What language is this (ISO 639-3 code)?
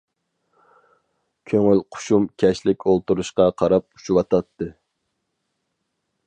uig